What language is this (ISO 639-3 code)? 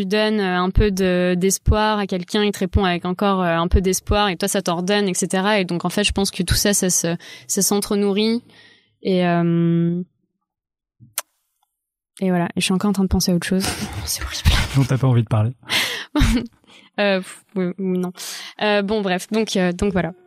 fra